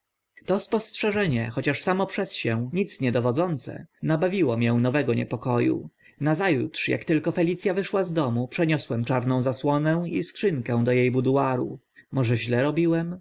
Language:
Polish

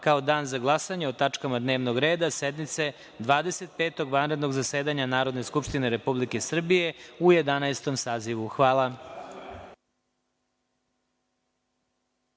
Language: Serbian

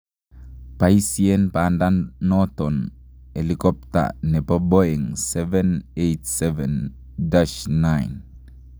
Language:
Kalenjin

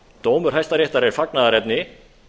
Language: Icelandic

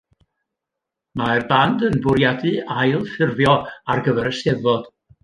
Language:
Welsh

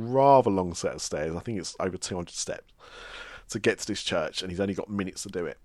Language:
English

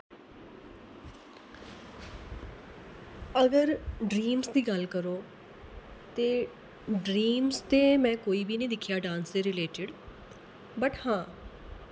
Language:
Dogri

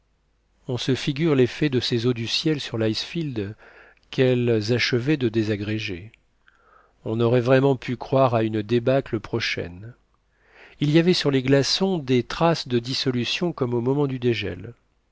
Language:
French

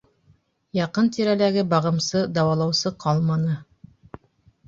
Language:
Bashkir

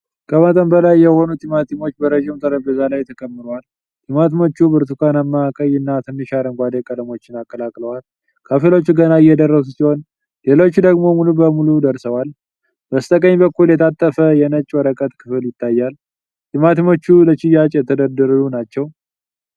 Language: Amharic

